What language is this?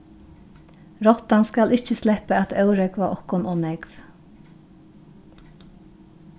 Faroese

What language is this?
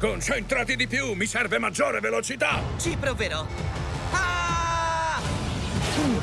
Italian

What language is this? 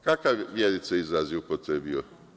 Serbian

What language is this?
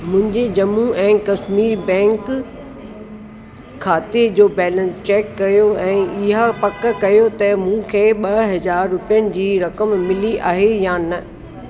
Sindhi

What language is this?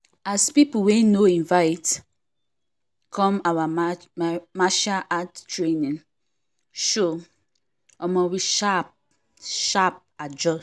Nigerian Pidgin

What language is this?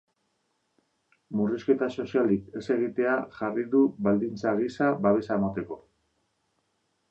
Basque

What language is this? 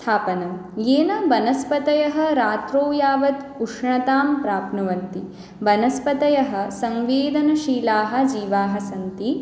Sanskrit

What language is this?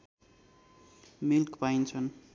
Nepali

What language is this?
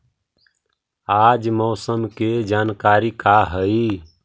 Magahi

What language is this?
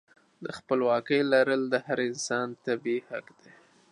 Pashto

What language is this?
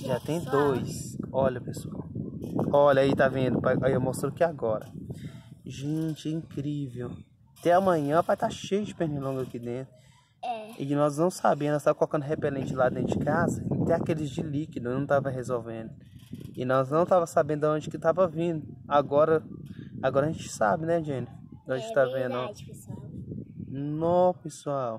Portuguese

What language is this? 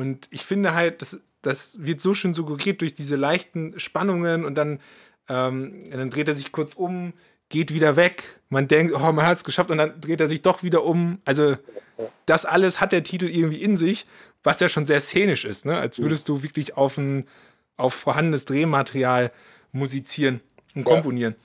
German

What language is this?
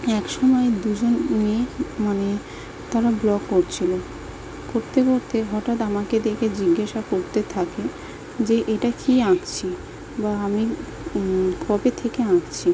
Bangla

